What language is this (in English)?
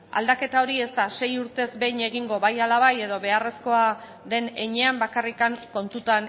Basque